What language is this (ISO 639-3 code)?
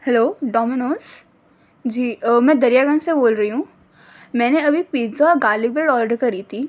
urd